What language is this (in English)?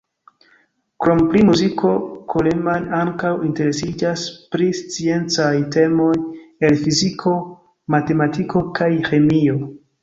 Esperanto